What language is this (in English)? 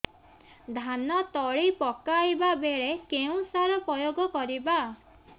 Odia